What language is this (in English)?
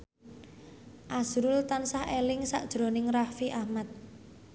Javanese